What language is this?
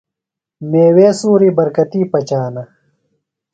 Phalura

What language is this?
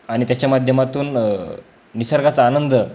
Marathi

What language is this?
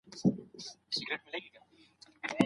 Pashto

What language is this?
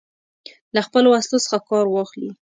Pashto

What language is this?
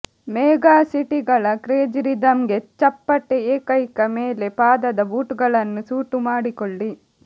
Kannada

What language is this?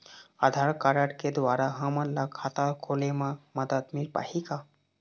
Chhattisgarhi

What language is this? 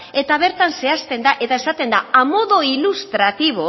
Basque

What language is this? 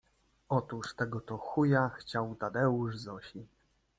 Polish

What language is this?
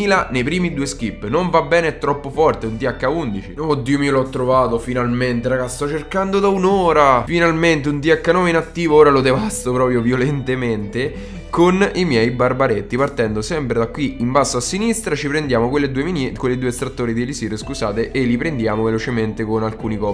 Italian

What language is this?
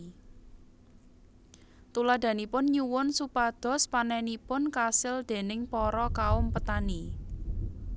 Javanese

